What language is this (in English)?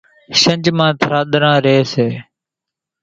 Kachi Koli